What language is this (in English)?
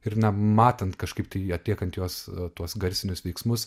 Lithuanian